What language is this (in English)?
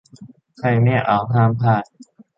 Thai